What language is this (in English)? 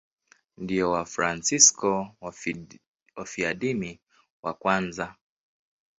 Swahili